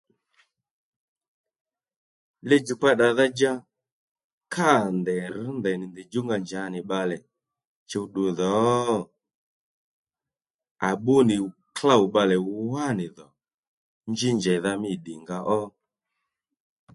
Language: Lendu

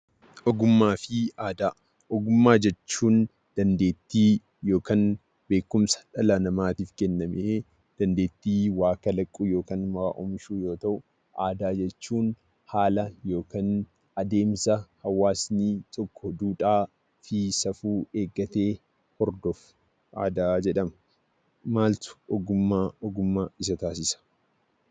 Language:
Oromo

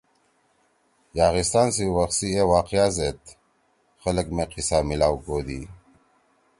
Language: Torwali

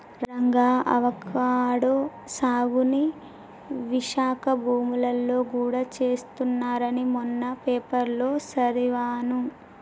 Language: Telugu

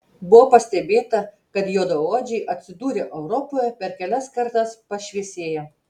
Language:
Lithuanian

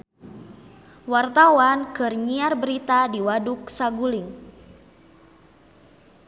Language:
Sundanese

